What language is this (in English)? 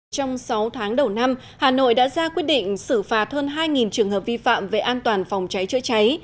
Vietnamese